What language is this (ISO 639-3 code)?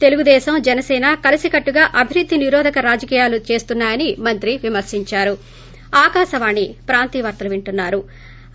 tel